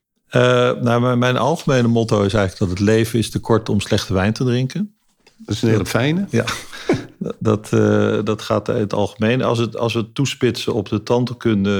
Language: Dutch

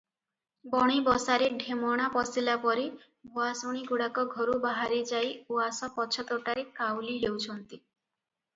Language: Odia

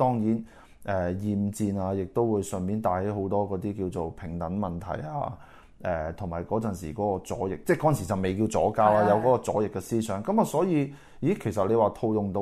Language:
Chinese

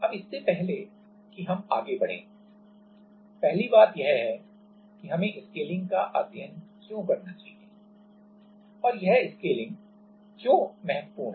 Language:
Hindi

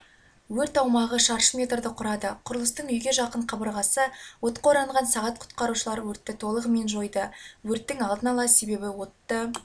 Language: Kazakh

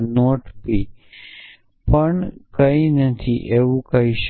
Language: Gujarati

